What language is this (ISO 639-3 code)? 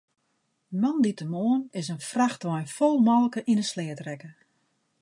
fry